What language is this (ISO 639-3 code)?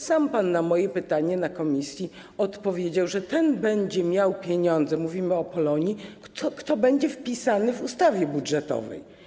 pol